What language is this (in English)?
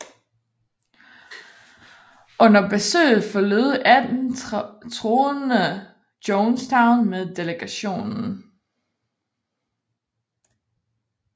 Danish